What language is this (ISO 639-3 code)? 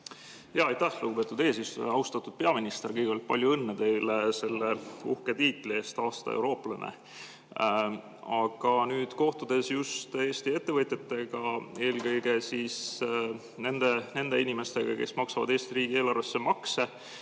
est